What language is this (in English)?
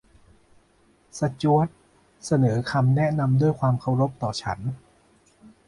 Thai